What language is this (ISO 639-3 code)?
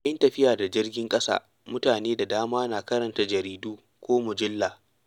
hau